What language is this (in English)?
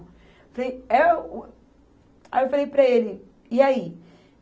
Portuguese